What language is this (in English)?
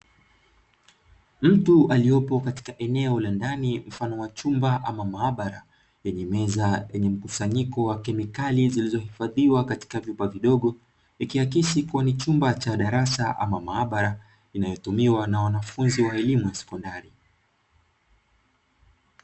Swahili